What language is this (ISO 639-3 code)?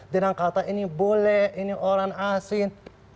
ind